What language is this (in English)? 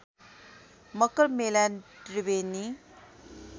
Nepali